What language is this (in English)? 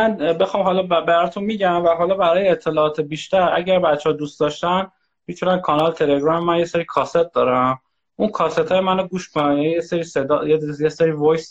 Persian